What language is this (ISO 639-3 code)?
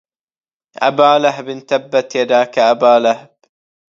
ara